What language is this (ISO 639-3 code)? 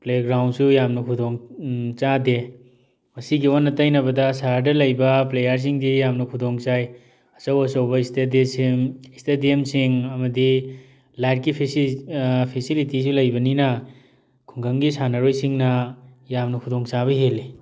mni